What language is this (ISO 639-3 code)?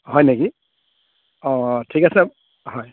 asm